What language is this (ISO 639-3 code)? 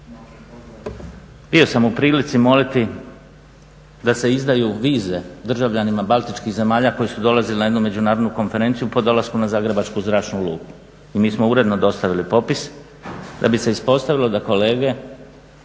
hrv